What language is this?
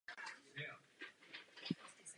Czech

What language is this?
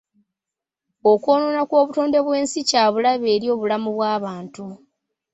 Ganda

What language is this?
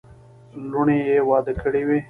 Pashto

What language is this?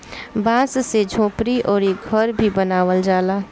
Bhojpuri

